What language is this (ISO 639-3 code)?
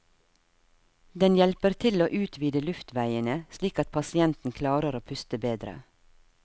nor